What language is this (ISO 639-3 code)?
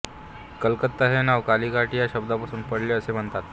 mar